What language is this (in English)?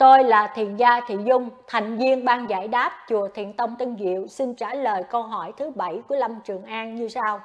Vietnamese